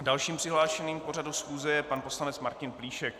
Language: Czech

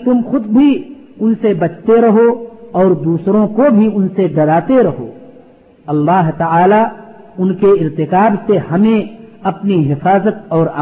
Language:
Urdu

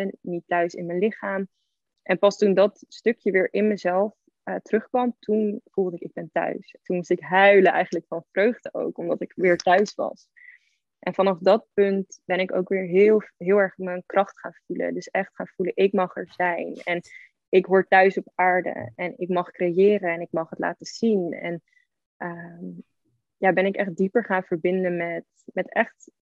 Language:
Dutch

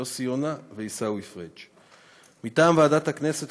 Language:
Hebrew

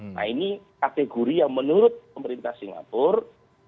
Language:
Indonesian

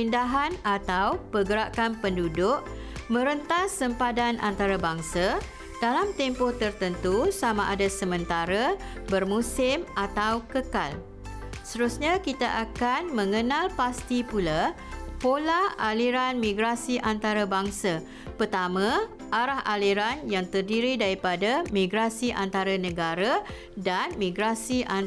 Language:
Malay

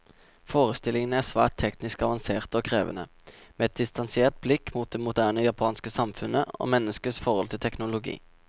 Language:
Norwegian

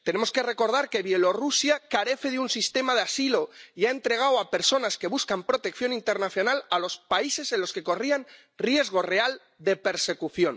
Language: Spanish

